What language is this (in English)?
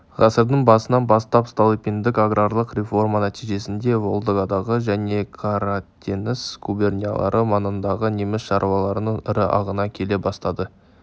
Kazakh